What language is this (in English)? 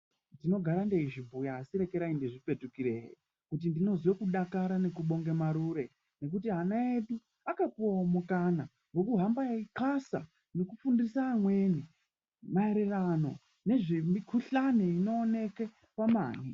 Ndau